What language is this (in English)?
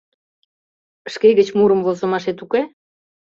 Mari